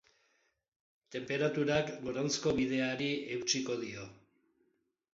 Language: Basque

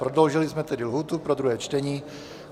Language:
Czech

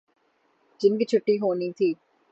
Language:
Urdu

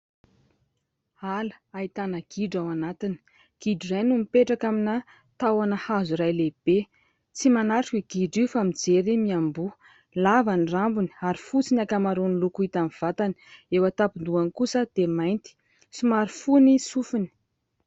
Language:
Malagasy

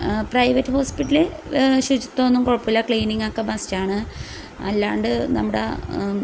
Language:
Malayalam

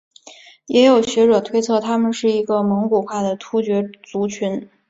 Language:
Chinese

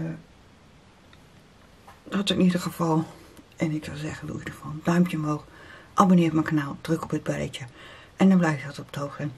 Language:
Dutch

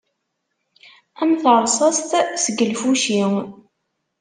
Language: Kabyle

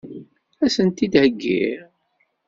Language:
Kabyle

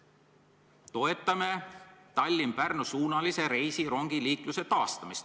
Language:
Estonian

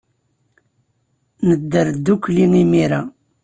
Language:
Kabyle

